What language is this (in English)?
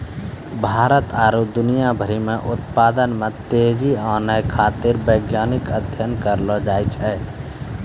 Maithili